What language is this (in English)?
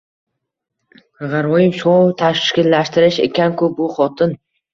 Uzbek